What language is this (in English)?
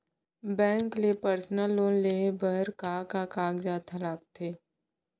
Chhattisgarhi